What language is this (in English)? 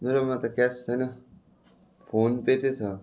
Nepali